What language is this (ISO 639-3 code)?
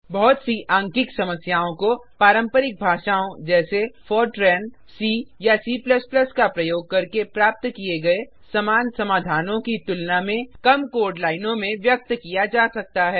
hin